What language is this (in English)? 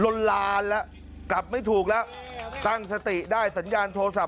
Thai